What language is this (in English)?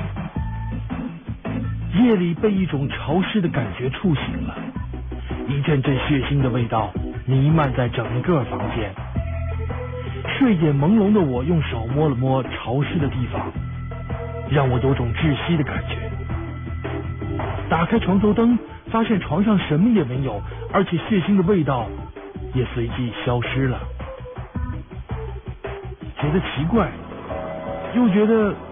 Chinese